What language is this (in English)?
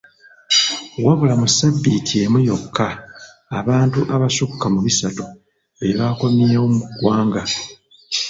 Ganda